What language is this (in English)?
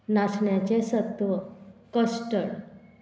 Konkani